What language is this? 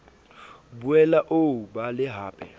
Southern Sotho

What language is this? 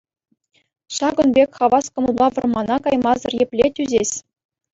Chuvash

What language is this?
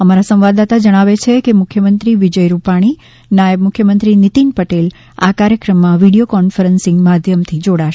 Gujarati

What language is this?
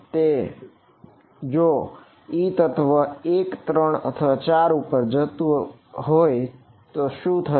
Gujarati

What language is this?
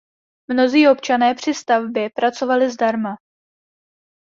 Czech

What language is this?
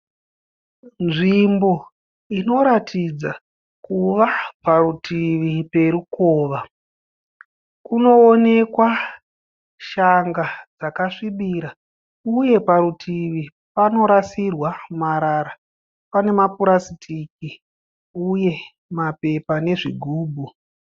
Shona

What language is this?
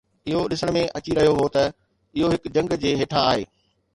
Sindhi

